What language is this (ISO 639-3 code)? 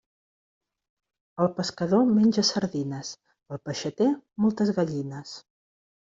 cat